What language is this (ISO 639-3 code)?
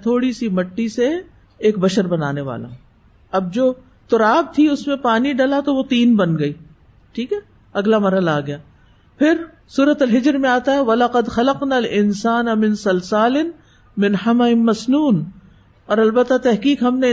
urd